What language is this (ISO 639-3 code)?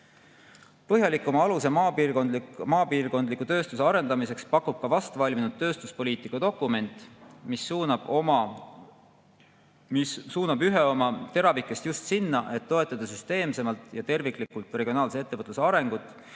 est